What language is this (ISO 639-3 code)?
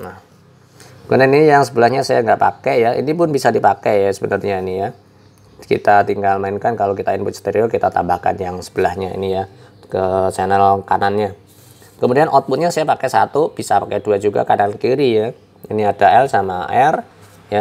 ind